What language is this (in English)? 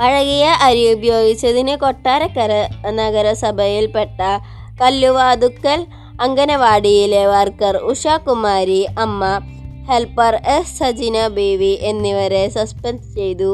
Malayalam